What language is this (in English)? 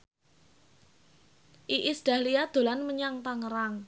Javanese